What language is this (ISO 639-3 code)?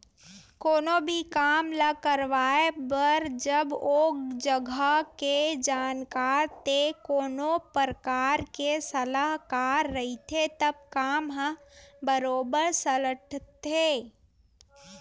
hne